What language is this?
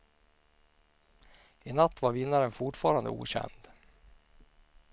Swedish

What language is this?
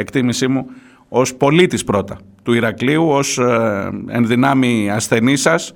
Greek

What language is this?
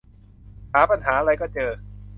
Thai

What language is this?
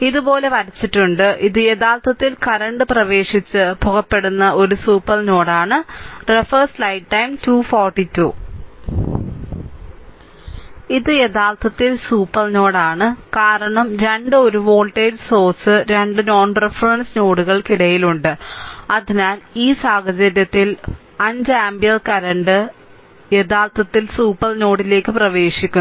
Malayalam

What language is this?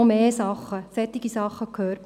Swiss German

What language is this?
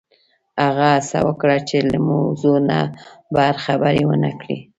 Pashto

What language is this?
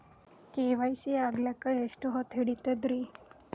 Kannada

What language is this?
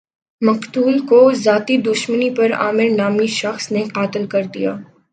Urdu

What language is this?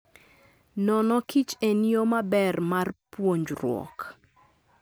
Luo (Kenya and Tanzania)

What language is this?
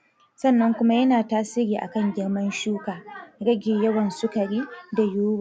Hausa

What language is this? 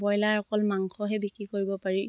Assamese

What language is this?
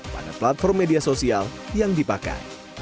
Indonesian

